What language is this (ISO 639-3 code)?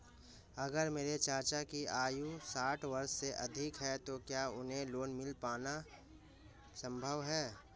hin